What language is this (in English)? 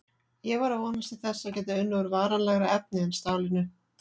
Icelandic